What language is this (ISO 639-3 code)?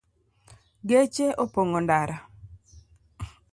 luo